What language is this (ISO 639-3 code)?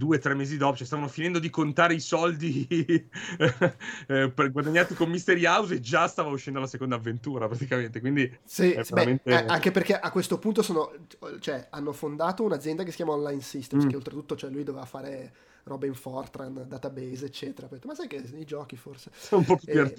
ita